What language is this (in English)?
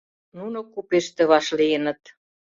Mari